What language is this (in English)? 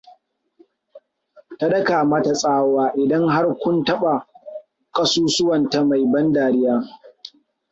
Hausa